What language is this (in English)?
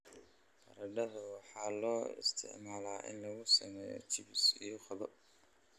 Somali